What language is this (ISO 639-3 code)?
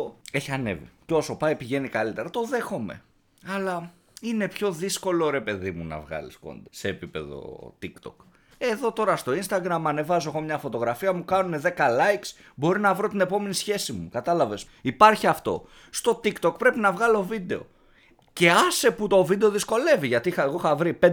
ell